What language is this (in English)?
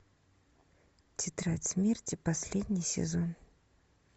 Russian